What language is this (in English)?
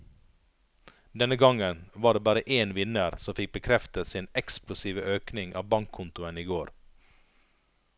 Norwegian